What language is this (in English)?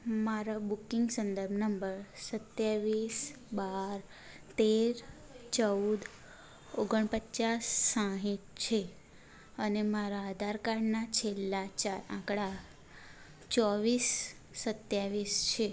Gujarati